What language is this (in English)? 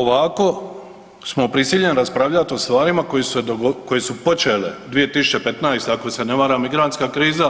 Croatian